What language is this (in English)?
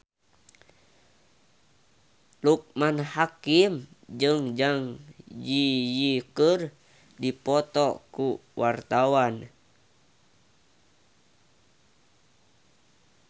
Sundanese